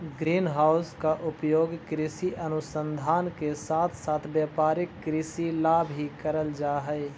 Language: Magahi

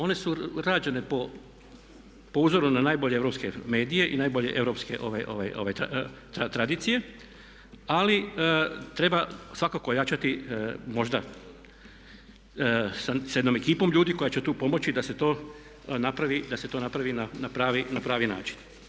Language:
Croatian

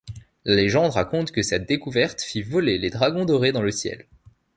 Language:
French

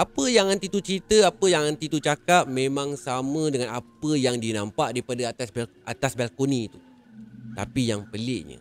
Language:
Malay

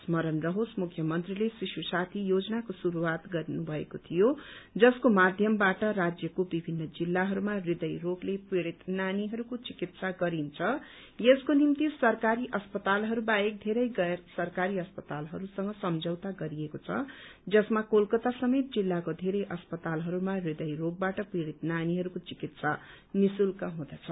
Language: Nepali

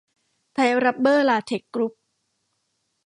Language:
Thai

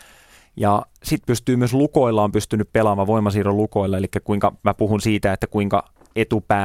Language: Finnish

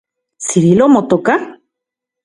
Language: Central Puebla Nahuatl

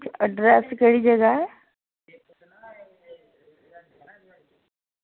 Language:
Dogri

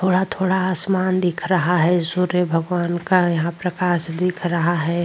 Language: Hindi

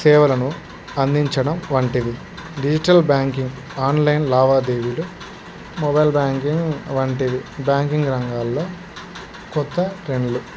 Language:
Telugu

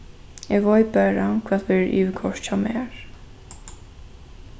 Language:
Faroese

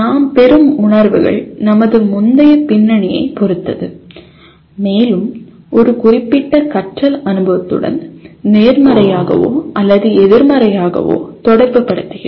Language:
Tamil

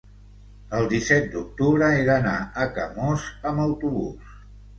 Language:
Catalan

